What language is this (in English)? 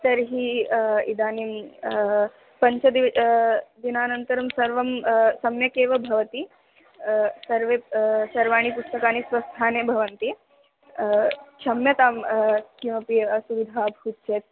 Sanskrit